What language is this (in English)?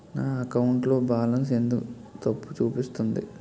Telugu